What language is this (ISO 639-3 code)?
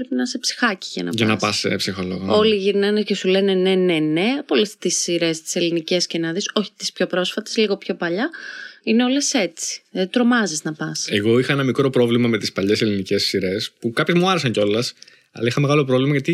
ell